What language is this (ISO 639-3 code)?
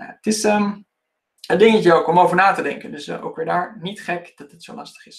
nld